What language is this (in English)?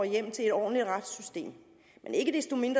Danish